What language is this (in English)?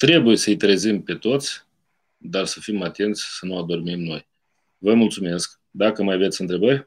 Romanian